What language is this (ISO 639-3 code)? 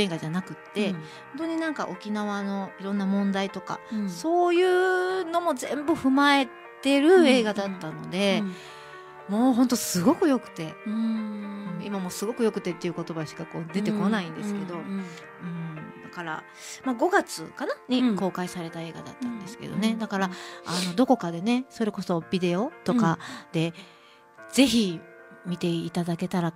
jpn